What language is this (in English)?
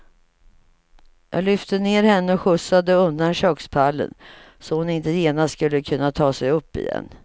Swedish